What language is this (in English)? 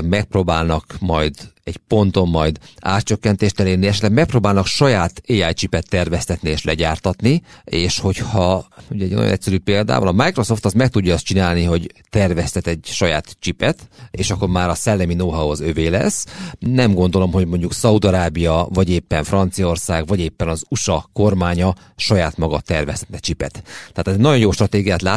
Hungarian